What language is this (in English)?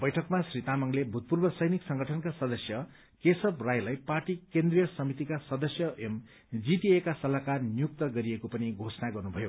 Nepali